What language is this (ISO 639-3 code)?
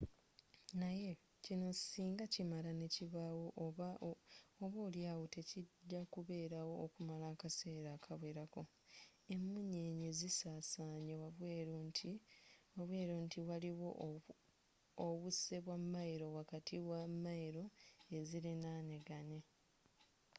lug